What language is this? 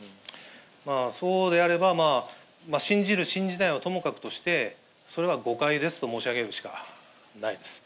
Japanese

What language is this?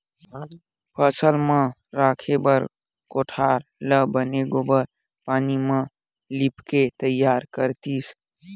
Chhattisgarhi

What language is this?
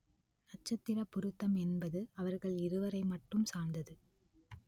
Tamil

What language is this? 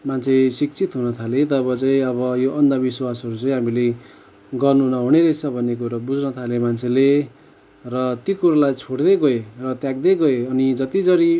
Nepali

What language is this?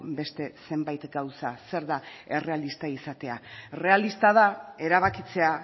Basque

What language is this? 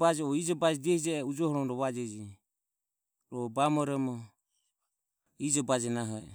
Ömie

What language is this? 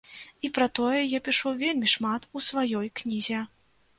Belarusian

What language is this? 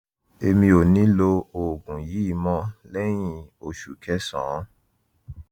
Yoruba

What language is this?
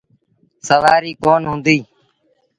Sindhi Bhil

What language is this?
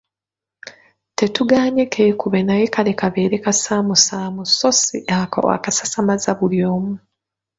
Ganda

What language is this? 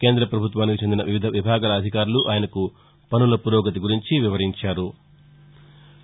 Telugu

